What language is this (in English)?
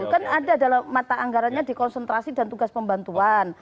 Indonesian